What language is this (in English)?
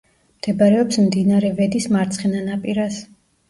Georgian